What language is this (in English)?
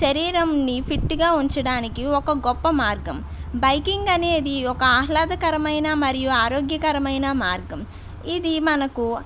Telugu